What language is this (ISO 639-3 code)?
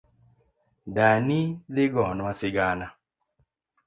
luo